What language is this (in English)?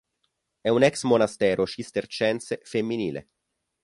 Italian